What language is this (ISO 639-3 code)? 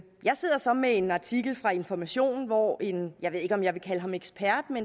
dan